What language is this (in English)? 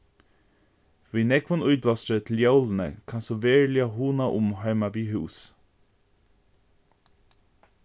Faroese